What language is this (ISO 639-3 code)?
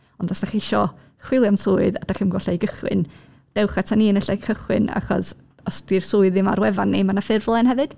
cym